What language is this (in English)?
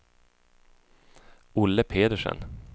Swedish